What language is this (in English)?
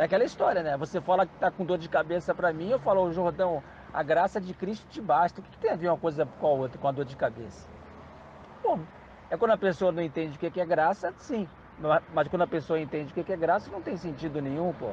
Portuguese